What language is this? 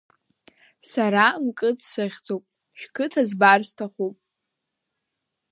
Abkhazian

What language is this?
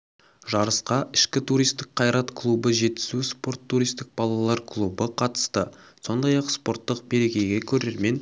Kazakh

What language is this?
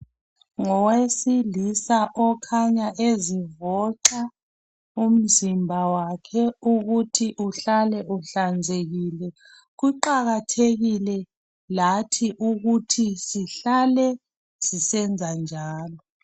North Ndebele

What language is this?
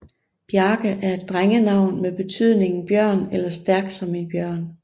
Danish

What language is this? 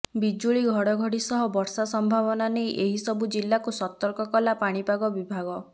Odia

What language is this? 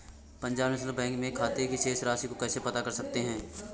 Hindi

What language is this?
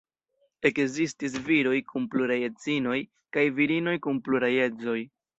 Esperanto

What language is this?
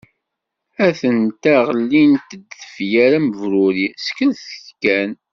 Kabyle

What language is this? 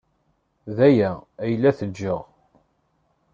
Kabyle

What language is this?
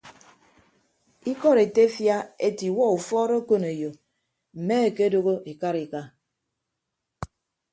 Ibibio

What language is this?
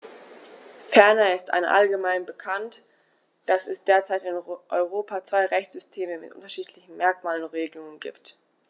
German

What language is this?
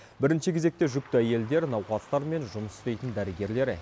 Kazakh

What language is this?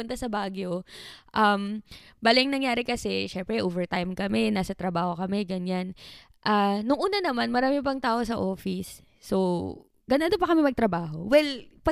Filipino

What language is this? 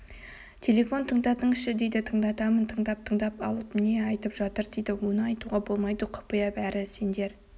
Kazakh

